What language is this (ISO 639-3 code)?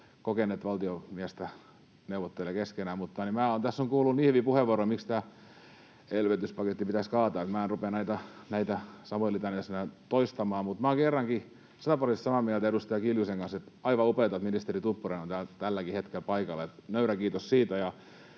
fin